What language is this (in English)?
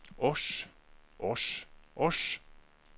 Norwegian